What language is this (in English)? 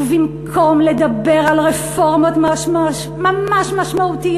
Hebrew